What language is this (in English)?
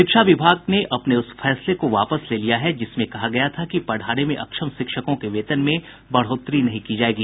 Hindi